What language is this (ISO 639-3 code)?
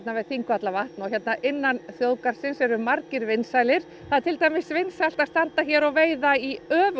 isl